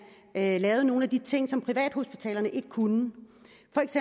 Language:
Danish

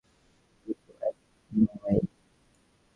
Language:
Bangla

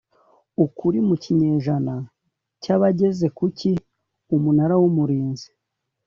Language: Kinyarwanda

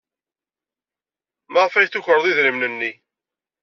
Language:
Kabyle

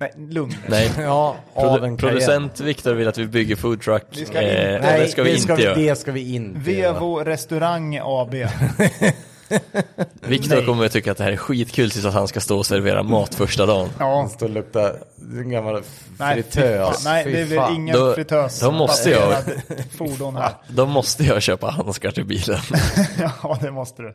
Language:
Swedish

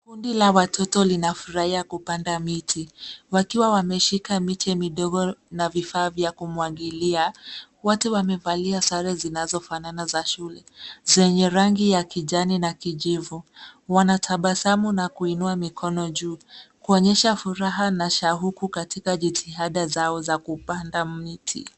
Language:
Swahili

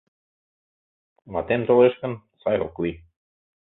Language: Mari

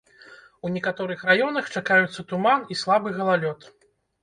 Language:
Belarusian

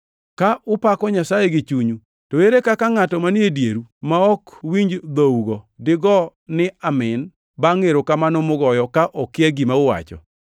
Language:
Luo (Kenya and Tanzania)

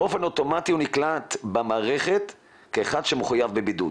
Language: Hebrew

